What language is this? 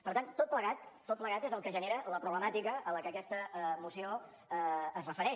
Catalan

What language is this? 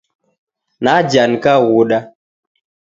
Taita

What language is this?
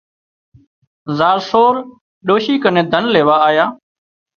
Wadiyara Koli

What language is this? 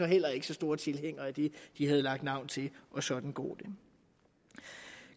Danish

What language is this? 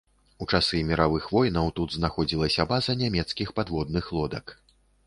Belarusian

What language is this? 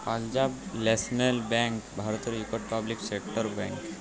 Bangla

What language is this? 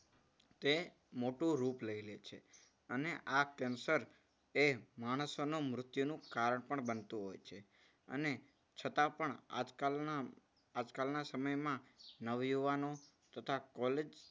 Gujarati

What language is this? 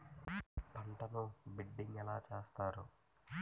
Telugu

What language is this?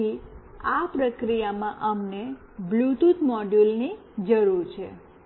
Gujarati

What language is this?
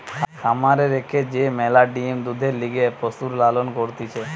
Bangla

